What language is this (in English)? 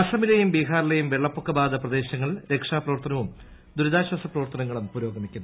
Malayalam